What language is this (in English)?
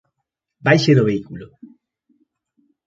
Galician